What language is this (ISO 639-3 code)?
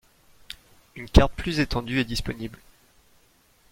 fra